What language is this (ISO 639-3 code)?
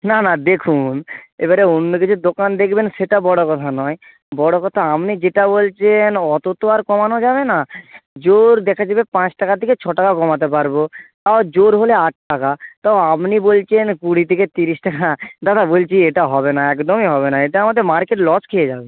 ben